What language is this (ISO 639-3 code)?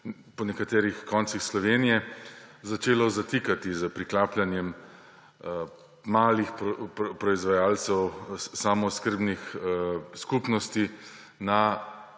slv